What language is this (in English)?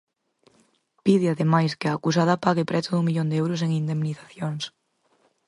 Galician